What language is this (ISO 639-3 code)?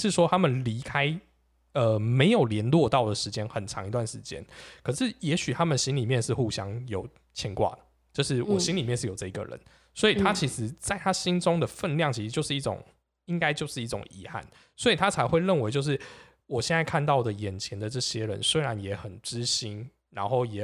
zho